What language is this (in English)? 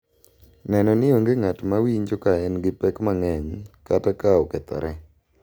Luo (Kenya and Tanzania)